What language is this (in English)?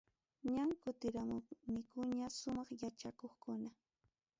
Ayacucho Quechua